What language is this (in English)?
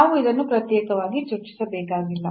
Kannada